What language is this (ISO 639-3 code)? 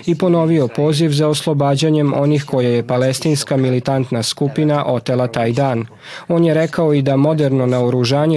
hrv